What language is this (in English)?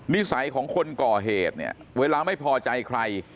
Thai